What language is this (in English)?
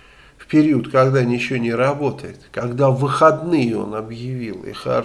Russian